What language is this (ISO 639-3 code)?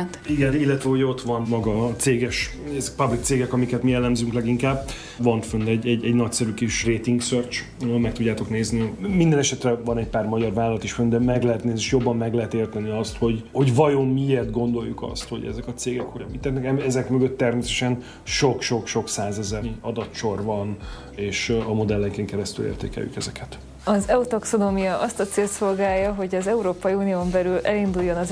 hun